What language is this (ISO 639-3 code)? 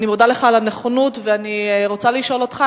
heb